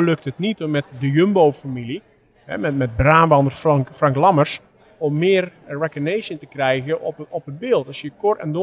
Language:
Dutch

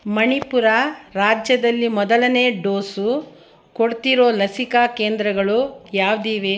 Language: Kannada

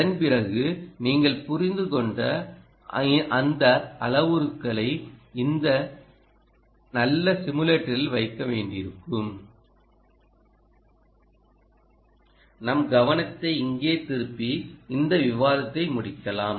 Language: Tamil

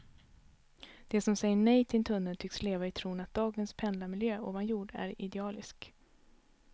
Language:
Swedish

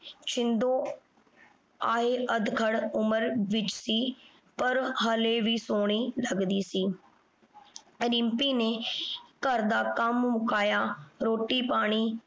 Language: Punjabi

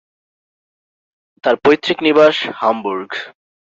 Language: Bangla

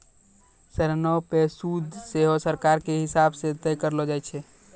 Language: Maithili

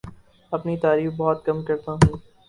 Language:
Urdu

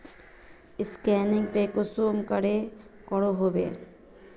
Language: Magahi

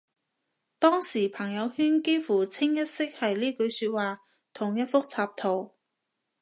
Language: Cantonese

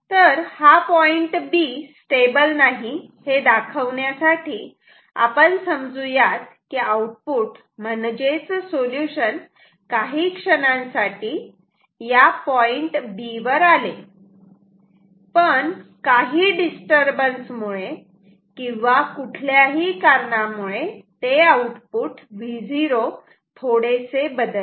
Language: Marathi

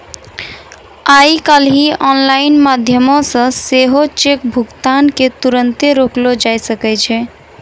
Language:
Maithili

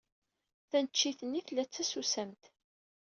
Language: Kabyle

